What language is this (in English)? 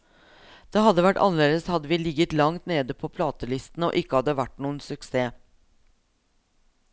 Norwegian